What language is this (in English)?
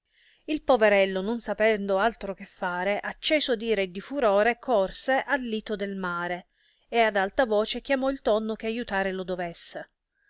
Italian